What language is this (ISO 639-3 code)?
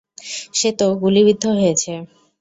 ben